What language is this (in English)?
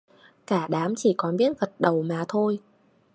Vietnamese